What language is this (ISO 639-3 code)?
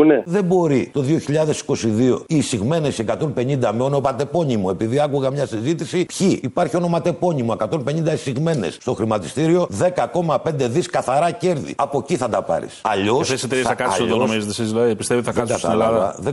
ell